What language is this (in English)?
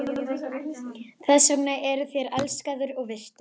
Icelandic